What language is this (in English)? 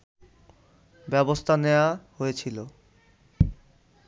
Bangla